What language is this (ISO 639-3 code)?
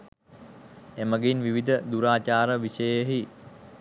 sin